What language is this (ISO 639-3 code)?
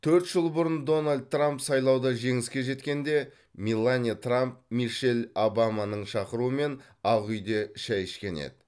kaz